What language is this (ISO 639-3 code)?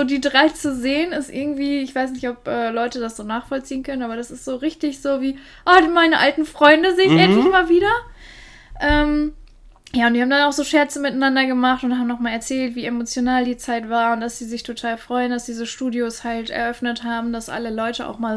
deu